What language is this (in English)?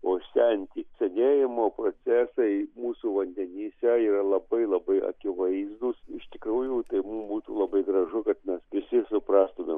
Lithuanian